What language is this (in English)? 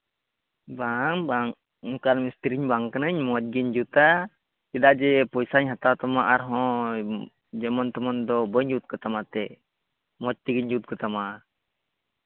Santali